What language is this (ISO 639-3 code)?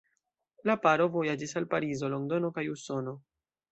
epo